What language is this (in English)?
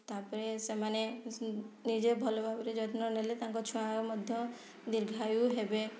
Odia